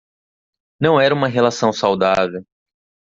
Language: Portuguese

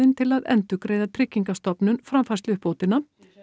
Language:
Icelandic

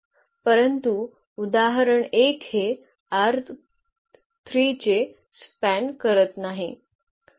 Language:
Marathi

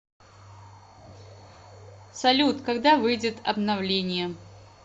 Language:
Russian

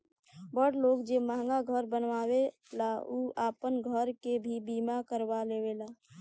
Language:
Bhojpuri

